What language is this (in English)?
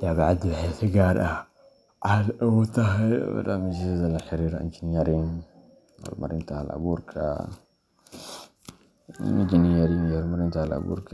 Somali